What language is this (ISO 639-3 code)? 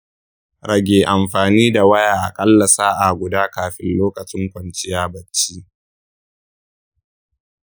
hau